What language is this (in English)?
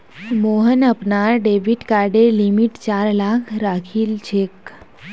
Magahi